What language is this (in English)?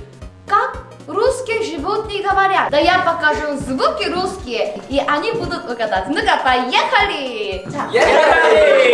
Korean